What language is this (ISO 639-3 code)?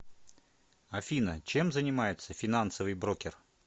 rus